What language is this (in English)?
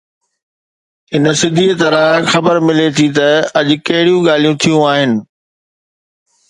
Sindhi